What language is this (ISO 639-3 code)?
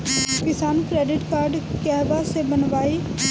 bho